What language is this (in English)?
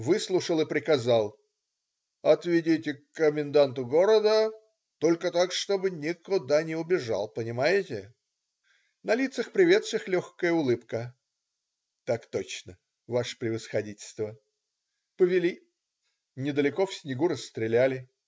Russian